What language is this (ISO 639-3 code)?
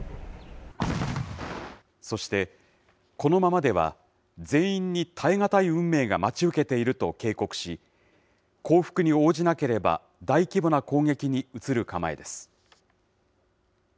jpn